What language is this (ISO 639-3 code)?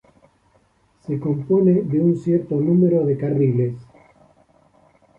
spa